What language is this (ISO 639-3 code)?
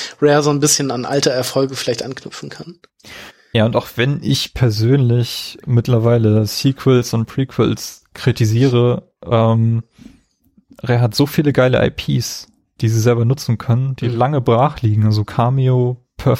deu